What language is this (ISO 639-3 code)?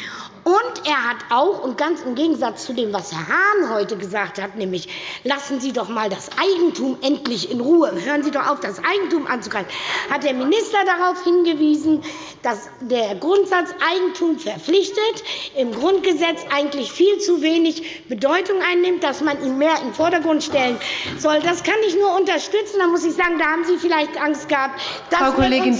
deu